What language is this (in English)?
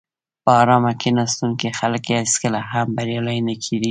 Pashto